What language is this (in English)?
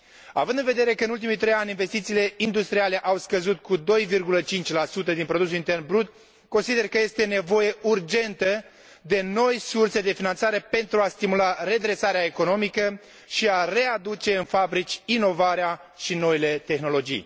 Romanian